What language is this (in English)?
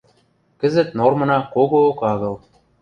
Western Mari